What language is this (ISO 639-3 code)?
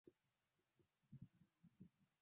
swa